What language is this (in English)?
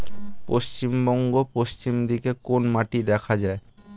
Bangla